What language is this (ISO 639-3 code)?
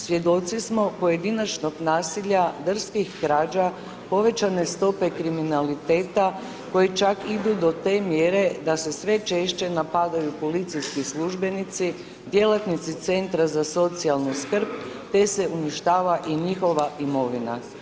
hrv